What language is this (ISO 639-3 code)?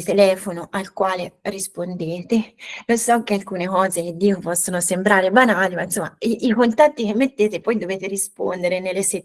ita